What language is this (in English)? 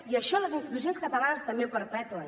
Catalan